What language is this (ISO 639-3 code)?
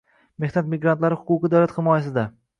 uzb